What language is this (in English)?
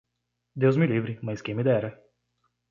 Portuguese